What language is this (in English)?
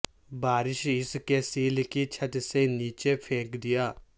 Urdu